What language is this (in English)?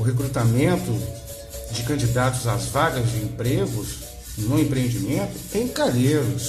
Portuguese